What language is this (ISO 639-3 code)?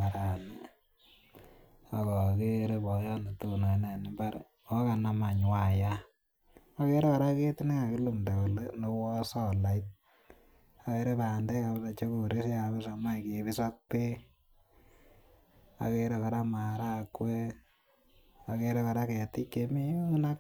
kln